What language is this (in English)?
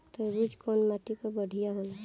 Bhojpuri